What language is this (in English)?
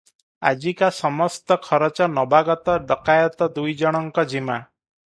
Odia